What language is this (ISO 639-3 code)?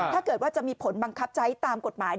tha